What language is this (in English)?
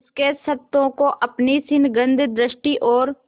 Hindi